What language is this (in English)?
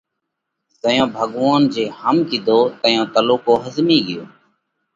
Parkari Koli